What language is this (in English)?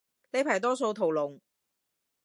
Cantonese